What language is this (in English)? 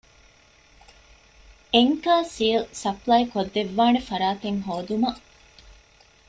Divehi